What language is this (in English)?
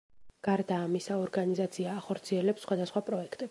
Georgian